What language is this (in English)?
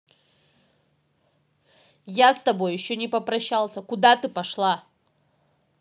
Russian